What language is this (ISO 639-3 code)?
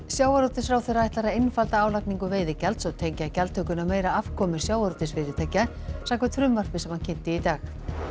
isl